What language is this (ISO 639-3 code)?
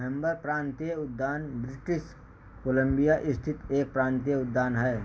hin